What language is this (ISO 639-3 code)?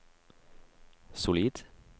nor